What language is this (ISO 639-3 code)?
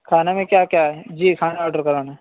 urd